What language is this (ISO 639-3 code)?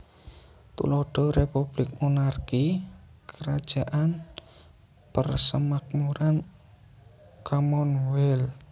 jav